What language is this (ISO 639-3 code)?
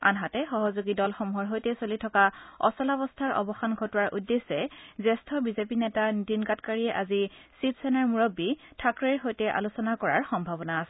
asm